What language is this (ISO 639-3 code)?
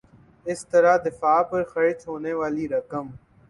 urd